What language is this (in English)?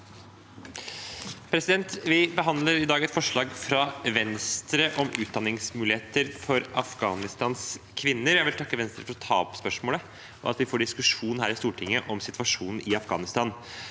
Norwegian